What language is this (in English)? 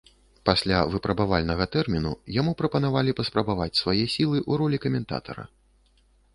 Belarusian